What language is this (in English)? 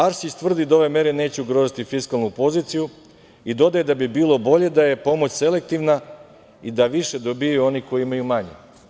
Serbian